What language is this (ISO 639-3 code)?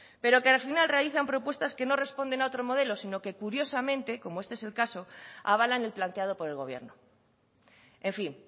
spa